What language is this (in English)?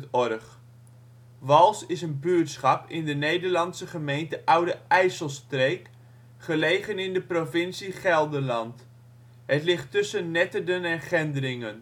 Dutch